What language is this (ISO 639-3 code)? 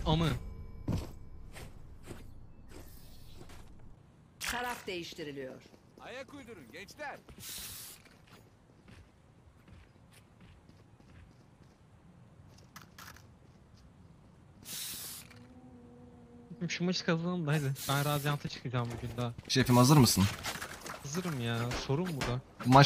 tur